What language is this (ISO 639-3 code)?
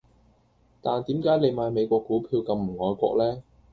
yue